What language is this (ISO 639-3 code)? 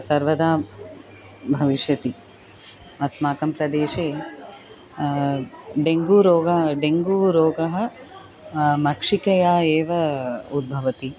san